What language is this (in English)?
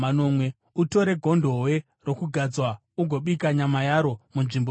Shona